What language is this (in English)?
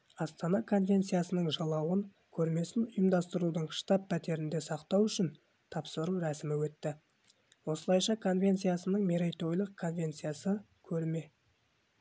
Kazakh